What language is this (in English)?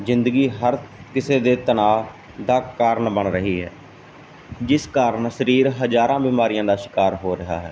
Punjabi